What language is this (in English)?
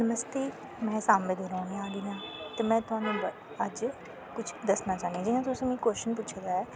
Dogri